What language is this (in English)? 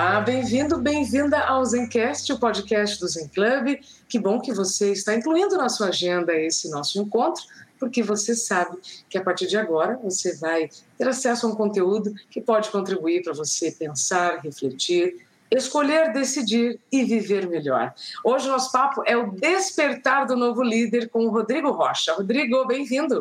Portuguese